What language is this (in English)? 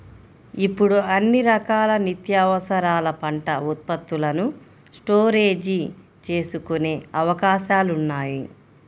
Telugu